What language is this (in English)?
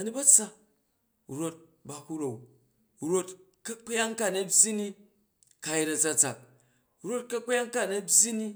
Jju